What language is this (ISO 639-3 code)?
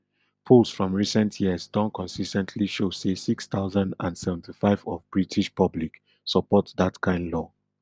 pcm